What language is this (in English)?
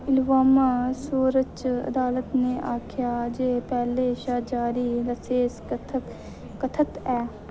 Dogri